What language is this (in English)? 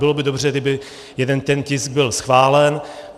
Czech